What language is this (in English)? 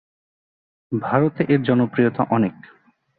Bangla